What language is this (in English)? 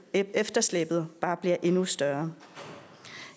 Danish